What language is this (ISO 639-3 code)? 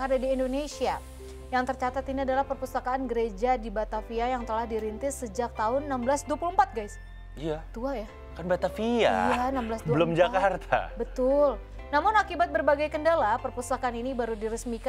ind